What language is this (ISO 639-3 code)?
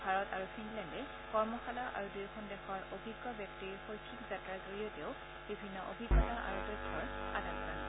asm